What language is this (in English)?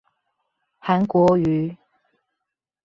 Chinese